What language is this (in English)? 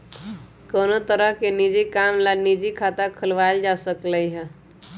Magahi